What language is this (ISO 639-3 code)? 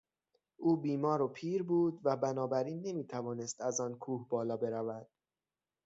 fas